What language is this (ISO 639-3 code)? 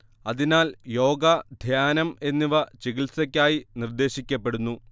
mal